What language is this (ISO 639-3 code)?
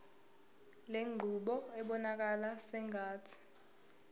zul